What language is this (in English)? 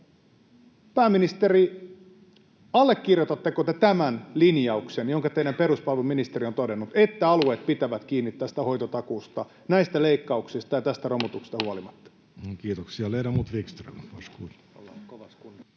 Finnish